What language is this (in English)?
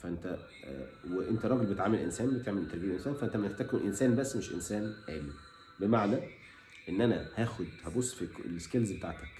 Arabic